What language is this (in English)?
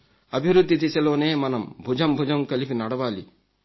Telugu